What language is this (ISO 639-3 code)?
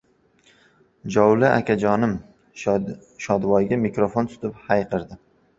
uzb